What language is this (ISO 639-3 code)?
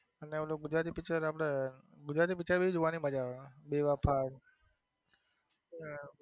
guj